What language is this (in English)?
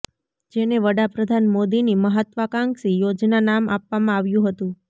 Gujarati